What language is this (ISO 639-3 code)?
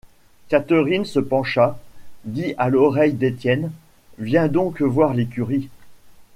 fra